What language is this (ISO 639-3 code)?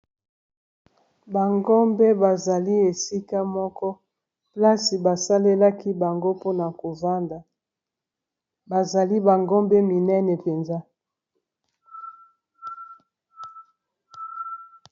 lin